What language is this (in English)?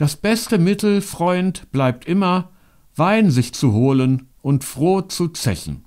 German